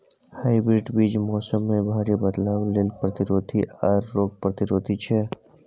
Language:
Maithili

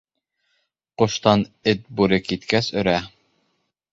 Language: Bashkir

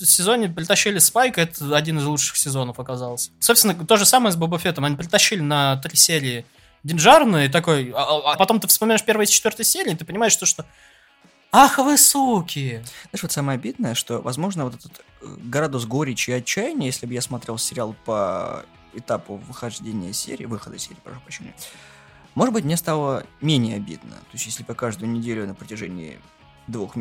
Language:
Russian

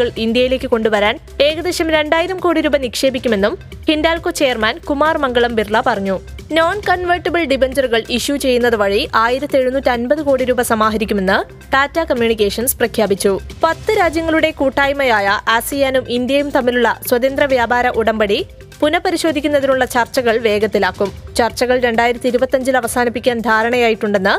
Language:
Malayalam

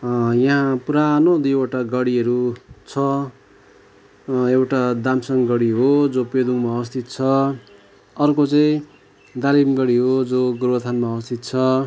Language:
Nepali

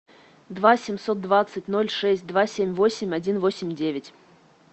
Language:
Russian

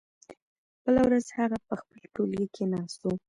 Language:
Pashto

